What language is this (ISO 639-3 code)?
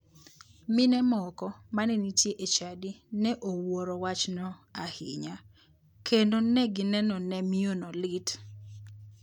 luo